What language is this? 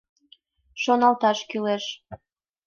Mari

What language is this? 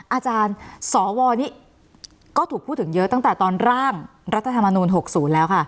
Thai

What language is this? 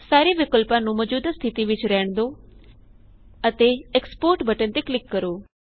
Punjabi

